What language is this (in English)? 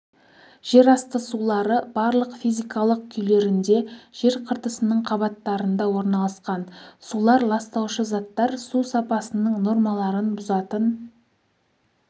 Kazakh